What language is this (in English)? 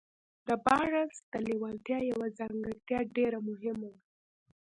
Pashto